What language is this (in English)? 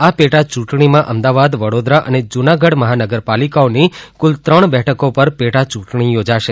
Gujarati